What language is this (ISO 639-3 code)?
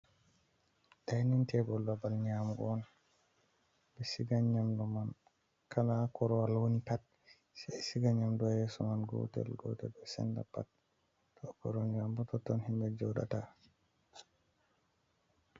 ful